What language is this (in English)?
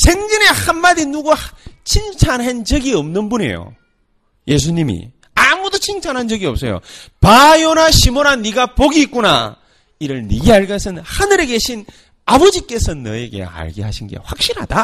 Korean